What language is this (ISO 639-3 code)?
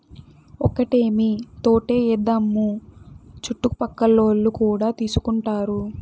tel